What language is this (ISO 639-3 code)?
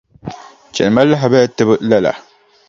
dag